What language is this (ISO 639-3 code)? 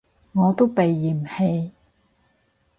yue